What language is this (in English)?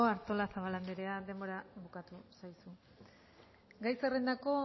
Basque